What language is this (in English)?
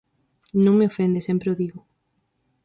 Galician